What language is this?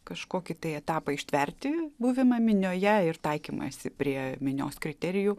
Lithuanian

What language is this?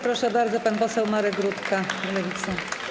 Polish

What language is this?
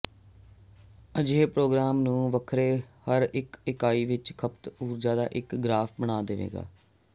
Punjabi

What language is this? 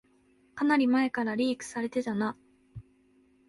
Japanese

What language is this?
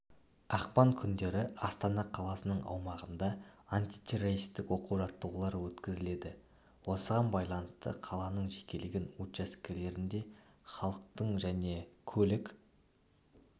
Kazakh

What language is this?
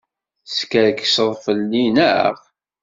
Kabyle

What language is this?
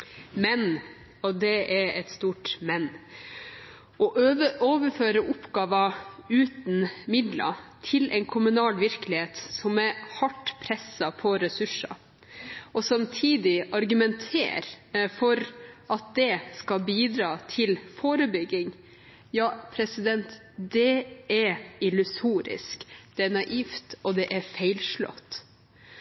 Norwegian Bokmål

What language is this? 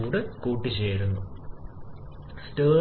Malayalam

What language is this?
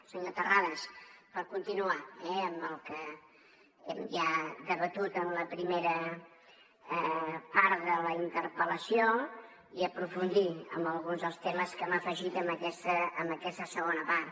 Catalan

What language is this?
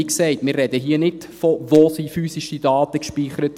Swiss German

